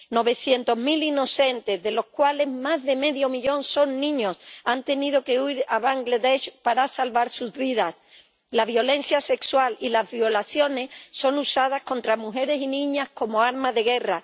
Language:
Spanish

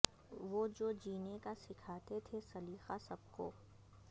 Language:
Urdu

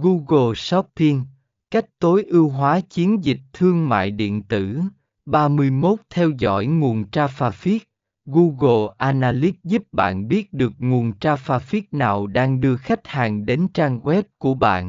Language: Vietnamese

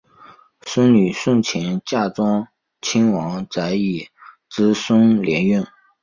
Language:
Chinese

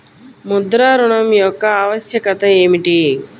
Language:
Telugu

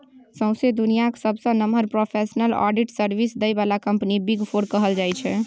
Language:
Maithili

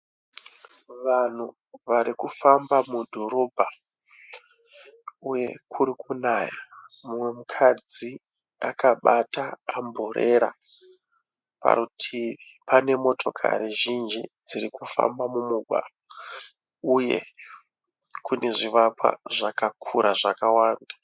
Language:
Shona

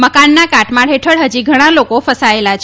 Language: Gujarati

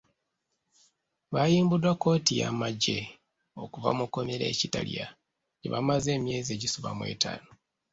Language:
Ganda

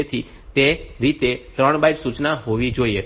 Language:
Gujarati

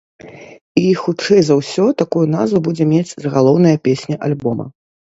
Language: Belarusian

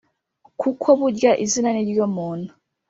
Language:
Kinyarwanda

